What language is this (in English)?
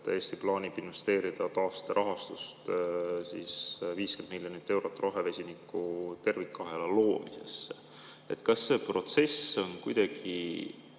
Estonian